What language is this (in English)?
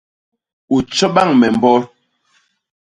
Basaa